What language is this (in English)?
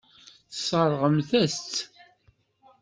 Kabyle